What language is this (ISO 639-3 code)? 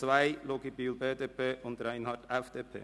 gsw